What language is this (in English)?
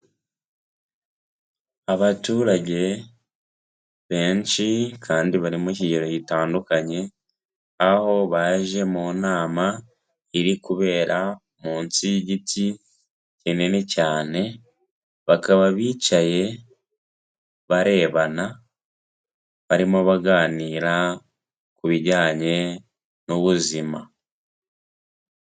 Kinyarwanda